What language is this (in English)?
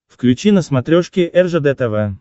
Russian